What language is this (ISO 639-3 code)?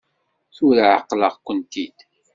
kab